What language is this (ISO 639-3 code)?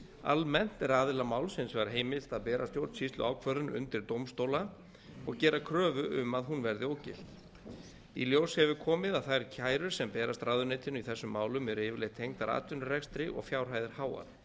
isl